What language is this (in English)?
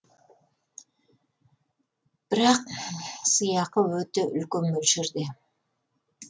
Kazakh